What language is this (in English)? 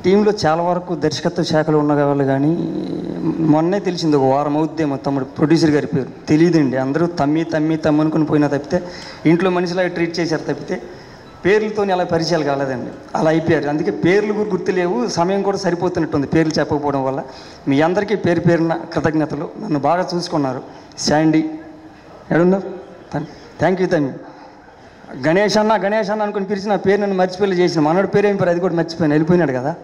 Telugu